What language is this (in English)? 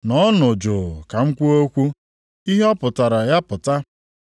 Igbo